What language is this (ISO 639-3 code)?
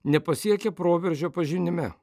lit